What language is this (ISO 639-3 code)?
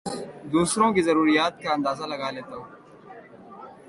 urd